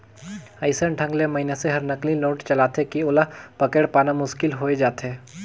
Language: Chhattisgarhi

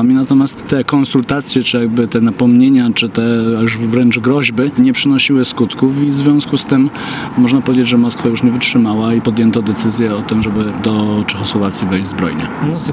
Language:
Polish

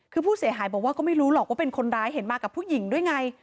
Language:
Thai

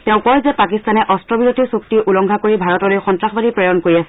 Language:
Assamese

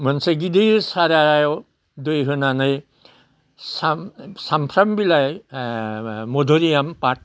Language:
Bodo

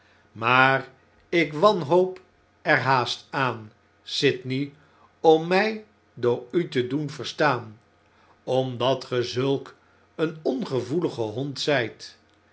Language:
Dutch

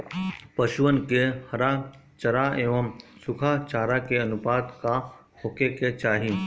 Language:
Bhojpuri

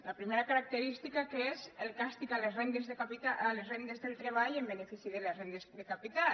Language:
Catalan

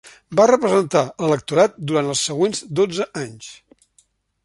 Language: Catalan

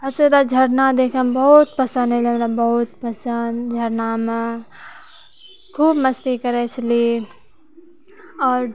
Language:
Maithili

